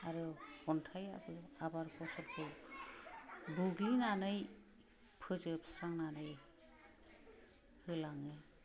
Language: Bodo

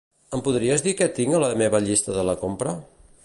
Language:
Catalan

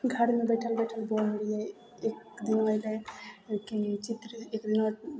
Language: Maithili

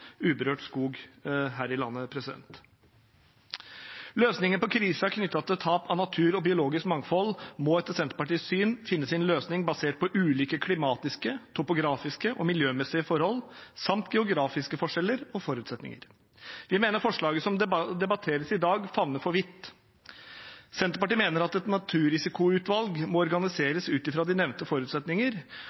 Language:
Norwegian Bokmål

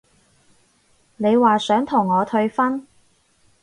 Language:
Cantonese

